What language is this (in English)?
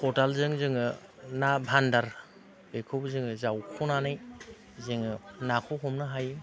Bodo